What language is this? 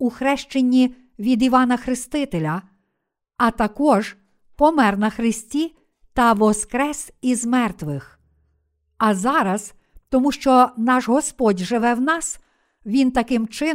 Ukrainian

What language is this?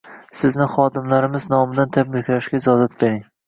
Uzbek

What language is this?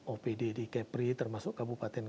Indonesian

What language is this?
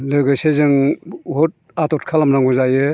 Bodo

